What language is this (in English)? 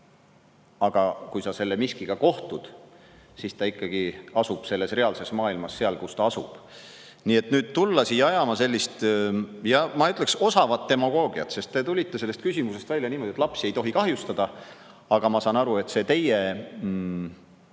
Estonian